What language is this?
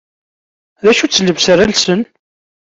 Kabyle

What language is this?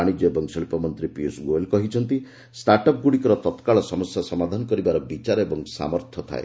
Odia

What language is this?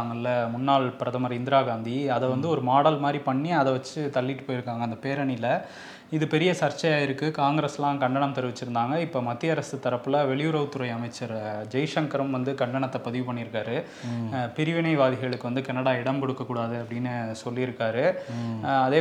Tamil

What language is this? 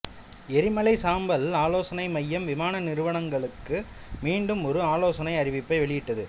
Tamil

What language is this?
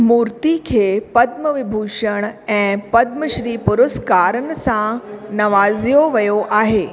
Sindhi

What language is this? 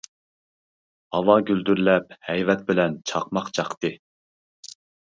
Uyghur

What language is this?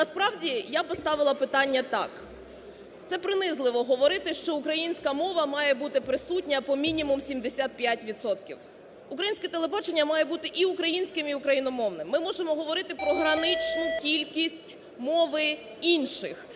Ukrainian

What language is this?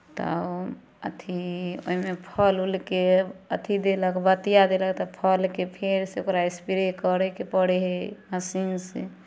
Maithili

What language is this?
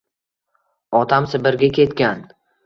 Uzbek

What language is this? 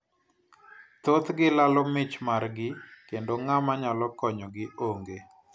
Luo (Kenya and Tanzania)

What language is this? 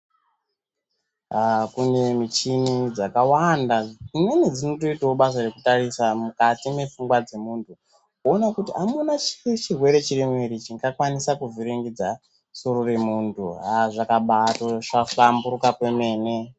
Ndau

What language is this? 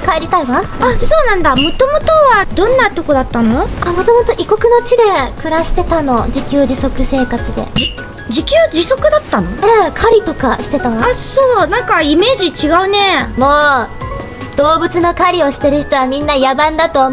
Japanese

